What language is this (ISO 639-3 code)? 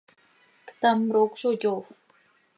sei